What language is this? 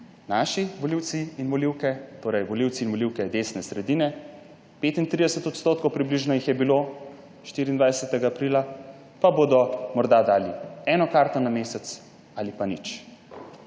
Slovenian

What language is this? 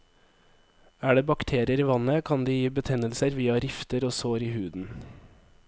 Norwegian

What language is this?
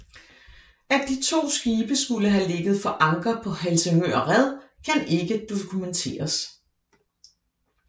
Danish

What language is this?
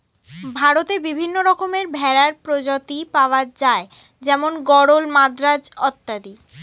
Bangla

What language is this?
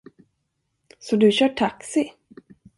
Swedish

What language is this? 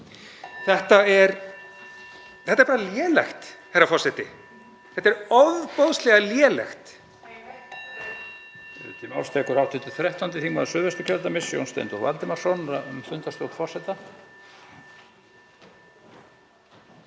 Icelandic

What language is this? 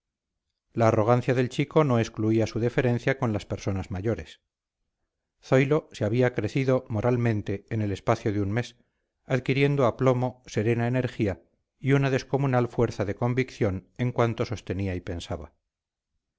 Spanish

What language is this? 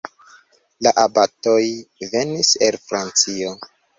Esperanto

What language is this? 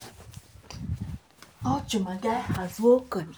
Nigerian Pidgin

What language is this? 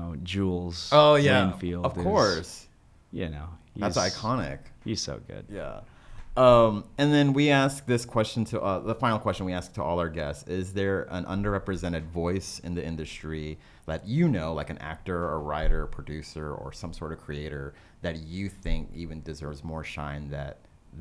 English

